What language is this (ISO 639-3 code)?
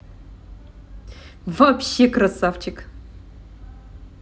rus